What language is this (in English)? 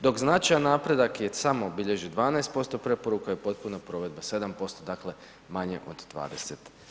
Croatian